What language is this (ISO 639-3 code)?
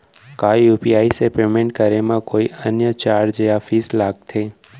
hne